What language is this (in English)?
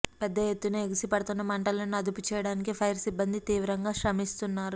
Telugu